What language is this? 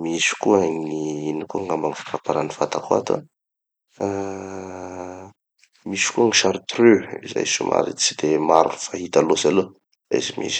Tanosy Malagasy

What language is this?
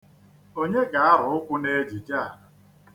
Igbo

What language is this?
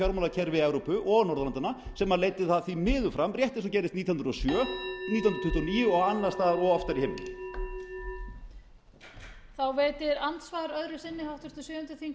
Icelandic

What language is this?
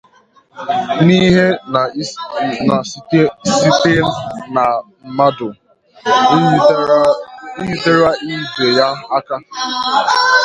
Igbo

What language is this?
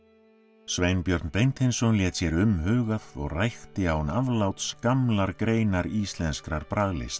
Icelandic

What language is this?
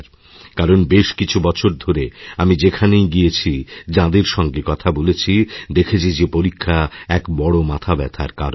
Bangla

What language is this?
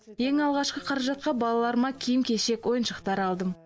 Kazakh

